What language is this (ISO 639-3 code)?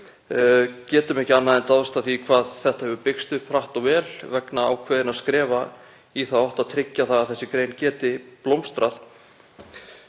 isl